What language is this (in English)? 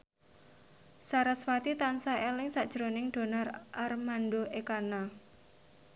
Javanese